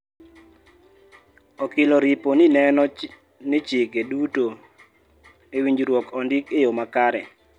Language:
Luo (Kenya and Tanzania)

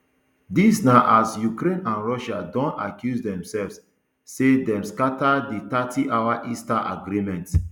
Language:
Nigerian Pidgin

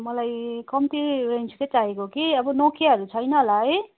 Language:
Nepali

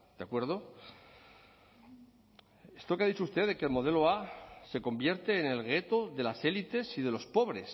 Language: Spanish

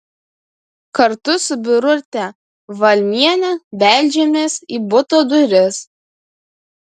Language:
Lithuanian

